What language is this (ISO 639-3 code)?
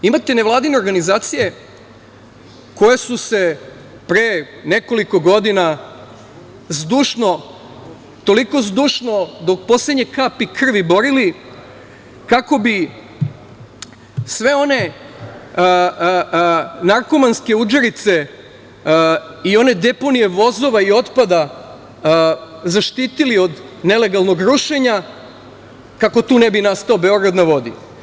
srp